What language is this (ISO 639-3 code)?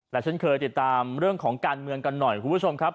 tha